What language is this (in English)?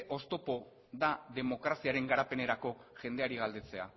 Basque